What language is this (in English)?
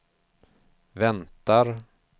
Swedish